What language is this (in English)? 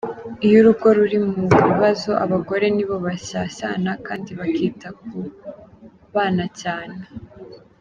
Kinyarwanda